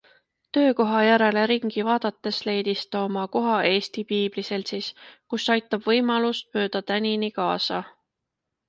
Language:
Estonian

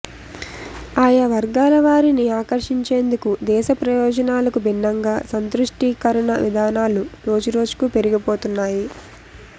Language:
Telugu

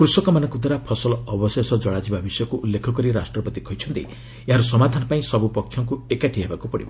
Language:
Odia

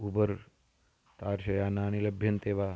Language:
Sanskrit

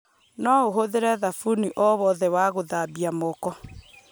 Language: Kikuyu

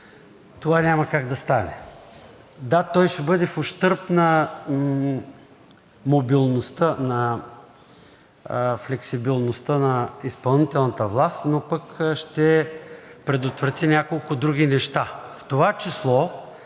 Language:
Bulgarian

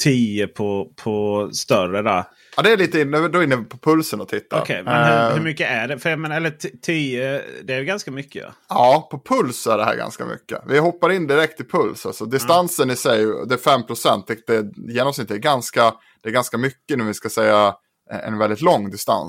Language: Swedish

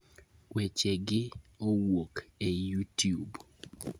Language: Luo (Kenya and Tanzania)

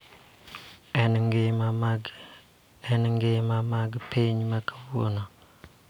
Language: Luo (Kenya and Tanzania)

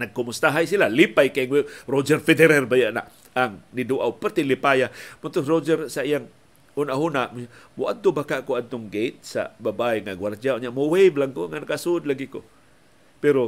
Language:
Filipino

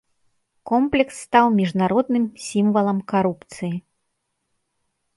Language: Belarusian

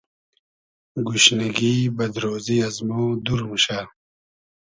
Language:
Hazaragi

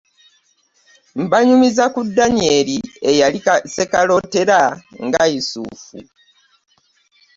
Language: Ganda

